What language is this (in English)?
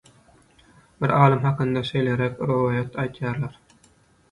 Turkmen